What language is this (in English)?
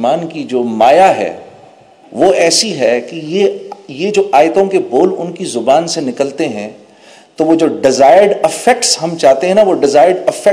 Urdu